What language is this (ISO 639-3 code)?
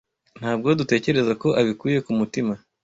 kin